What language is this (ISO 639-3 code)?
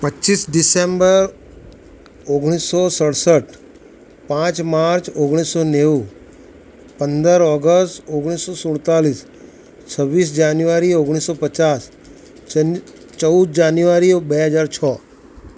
guj